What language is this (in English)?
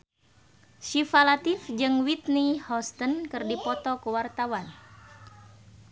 Sundanese